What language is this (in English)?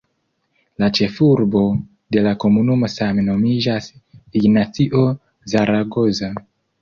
Esperanto